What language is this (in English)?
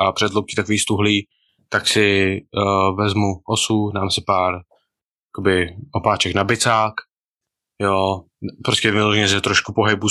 Czech